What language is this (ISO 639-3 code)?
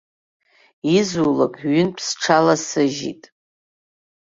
abk